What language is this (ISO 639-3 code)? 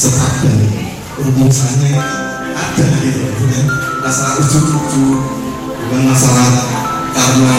ind